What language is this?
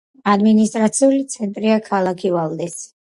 Georgian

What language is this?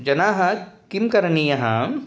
Sanskrit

